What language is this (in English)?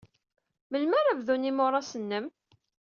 Kabyle